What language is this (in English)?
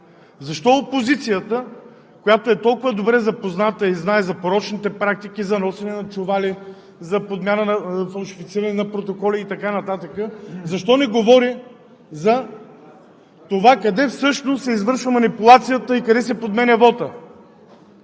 Bulgarian